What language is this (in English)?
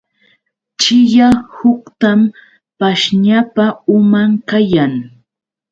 Yauyos Quechua